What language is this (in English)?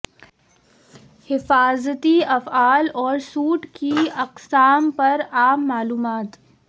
Urdu